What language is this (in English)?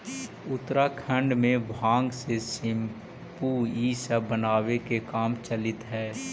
Magahi